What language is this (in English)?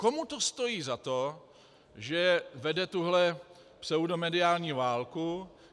Czech